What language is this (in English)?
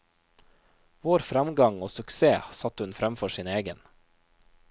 Norwegian